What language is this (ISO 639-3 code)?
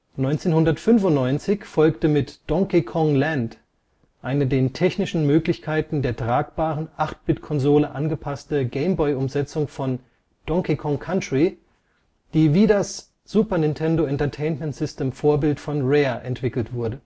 deu